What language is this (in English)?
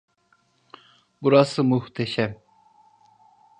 Turkish